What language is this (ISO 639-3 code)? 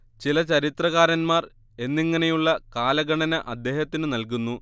mal